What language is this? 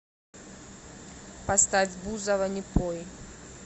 Russian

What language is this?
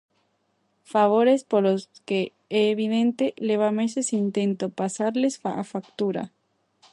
Galician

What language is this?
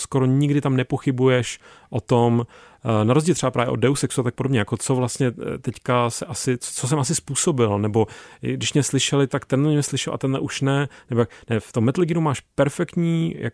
Czech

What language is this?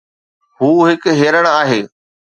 Sindhi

